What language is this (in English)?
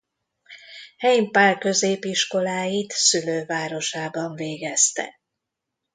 Hungarian